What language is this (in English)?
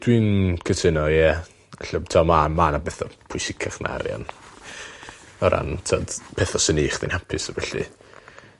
Welsh